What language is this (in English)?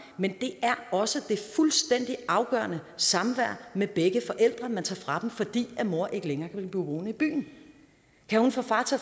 Danish